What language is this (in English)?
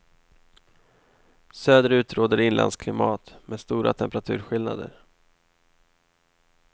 Swedish